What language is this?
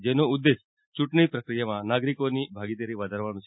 Gujarati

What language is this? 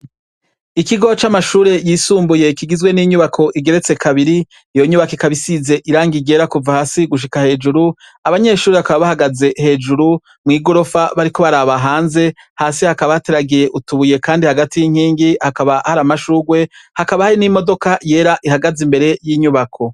Rundi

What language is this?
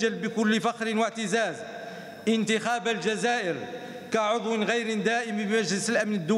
Arabic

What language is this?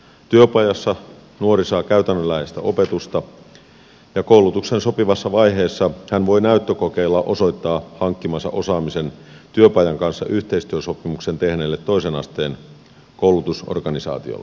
Finnish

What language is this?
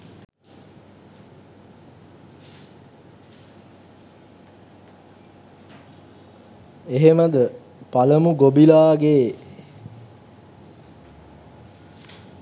Sinhala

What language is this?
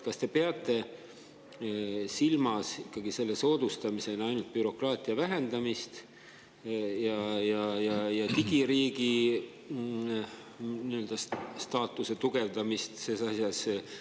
Estonian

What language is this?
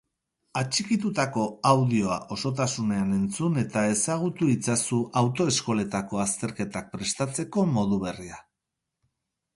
Basque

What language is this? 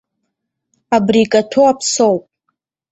Abkhazian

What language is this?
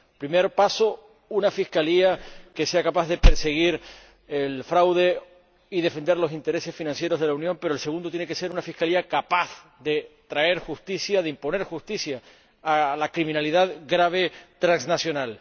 Spanish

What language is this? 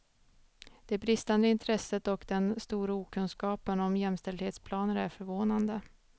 Swedish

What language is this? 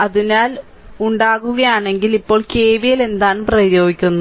Malayalam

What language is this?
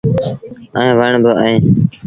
Sindhi Bhil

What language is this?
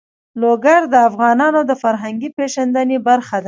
Pashto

